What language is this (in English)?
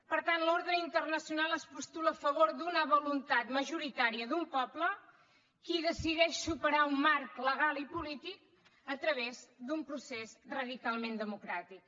Catalan